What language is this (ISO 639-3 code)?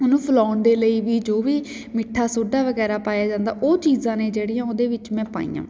pan